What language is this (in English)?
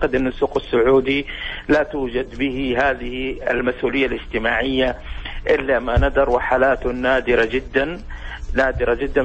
Arabic